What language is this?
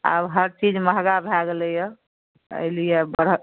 Maithili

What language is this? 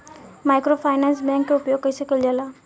Bhojpuri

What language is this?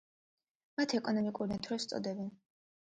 Georgian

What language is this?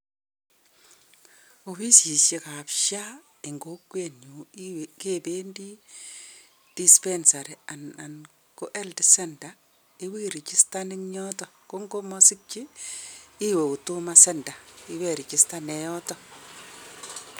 Kalenjin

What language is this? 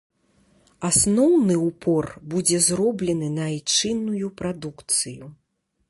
Belarusian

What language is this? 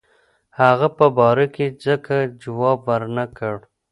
Pashto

